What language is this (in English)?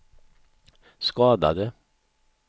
Swedish